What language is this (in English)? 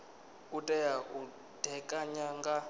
Venda